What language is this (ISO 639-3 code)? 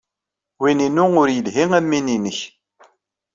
kab